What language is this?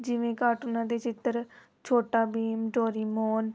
Punjabi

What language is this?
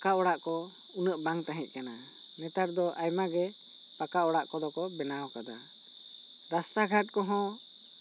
Santali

